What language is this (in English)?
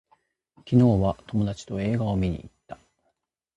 Japanese